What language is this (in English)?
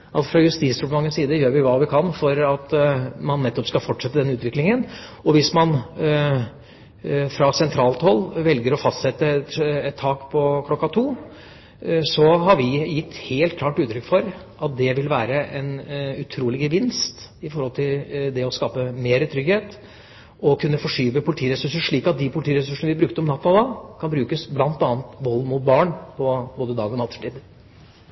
Norwegian Bokmål